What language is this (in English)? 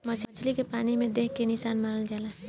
Bhojpuri